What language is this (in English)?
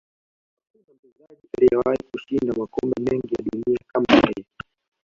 Swahili